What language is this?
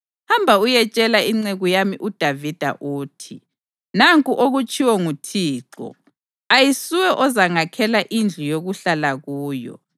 North Ndebele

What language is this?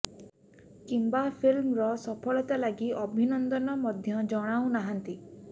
Odia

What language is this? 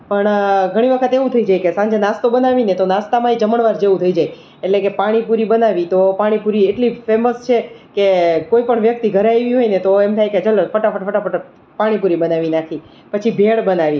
Gujarati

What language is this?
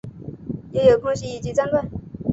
Chinese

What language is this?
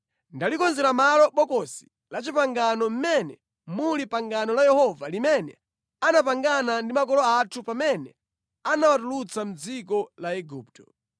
Nyanja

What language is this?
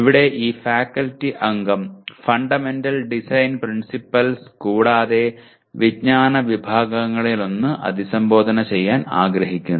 Malayalam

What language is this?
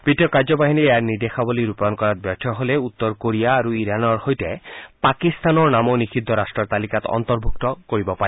Assamese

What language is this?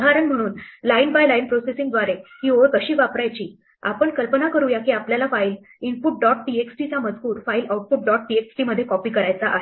Marathi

